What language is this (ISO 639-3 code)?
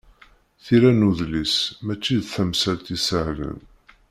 kab